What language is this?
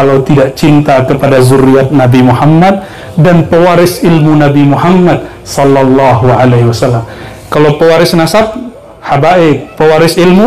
Indonesian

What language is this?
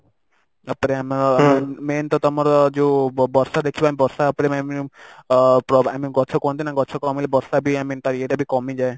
Odia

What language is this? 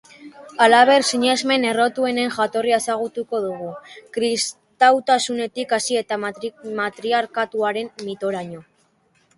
Basque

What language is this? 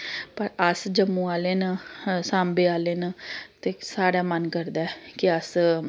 Dogri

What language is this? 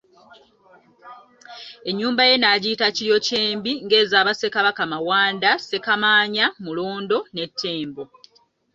Ganda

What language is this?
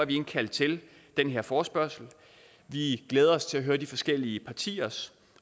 Danish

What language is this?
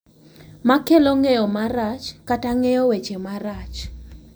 Luo (Kenya and Tanzania)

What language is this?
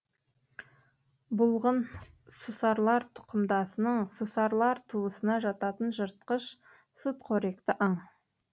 Kazakh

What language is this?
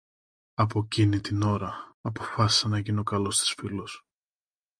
Greek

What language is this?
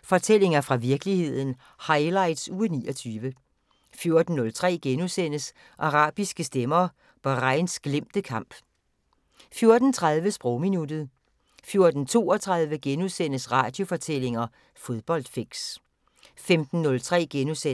Danish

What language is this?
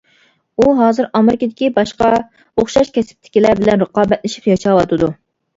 Uyghur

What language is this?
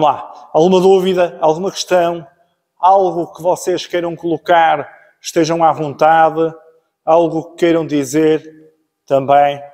Portuguese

